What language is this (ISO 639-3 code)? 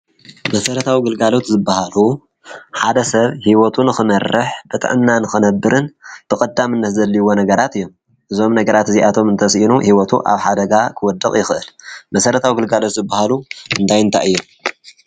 tir